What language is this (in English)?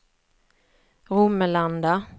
Swedish